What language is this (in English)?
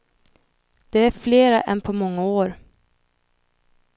Swedish